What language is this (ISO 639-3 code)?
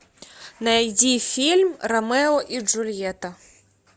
rus